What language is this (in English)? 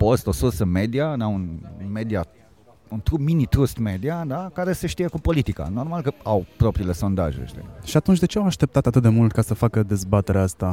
Romanian